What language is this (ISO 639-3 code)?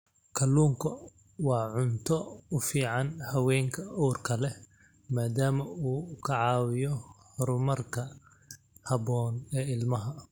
som